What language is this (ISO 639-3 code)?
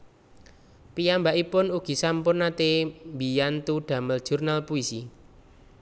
jav